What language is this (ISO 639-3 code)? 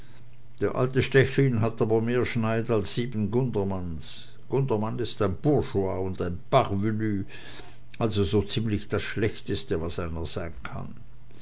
deu